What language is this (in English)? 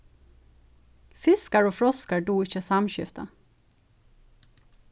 Faroese